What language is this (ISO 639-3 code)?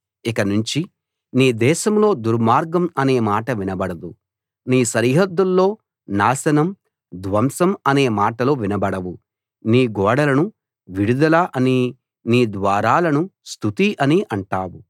tel